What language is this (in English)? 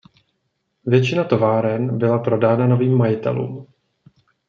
Czech